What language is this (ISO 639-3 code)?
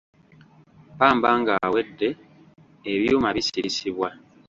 lug